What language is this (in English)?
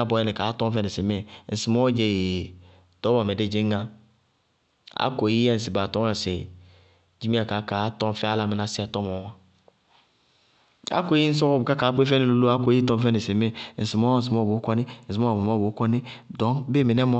Bago-Kusuntu